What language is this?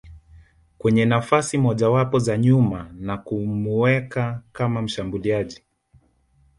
Swahili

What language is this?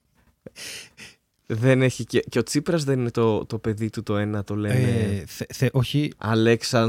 Greek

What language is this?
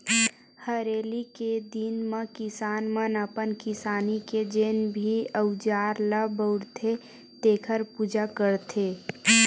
Chhattisgarhi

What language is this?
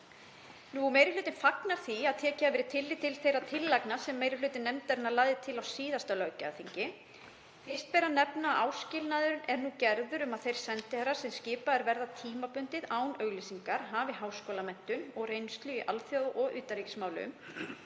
Icelandic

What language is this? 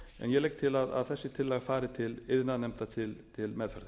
Icelandic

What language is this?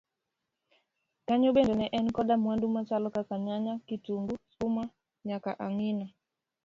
Luo (Kenya and Tanzania)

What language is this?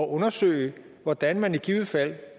Danish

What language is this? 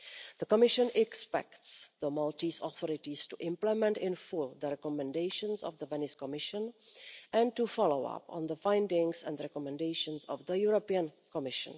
English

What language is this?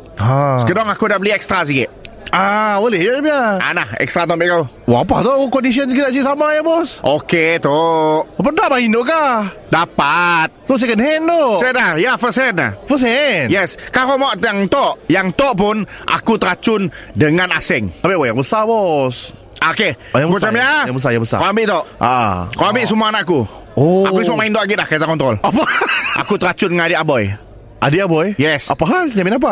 Malay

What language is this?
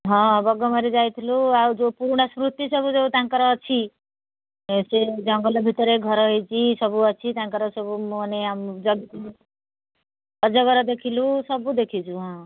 Odia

